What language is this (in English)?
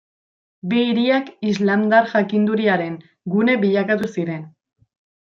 Basque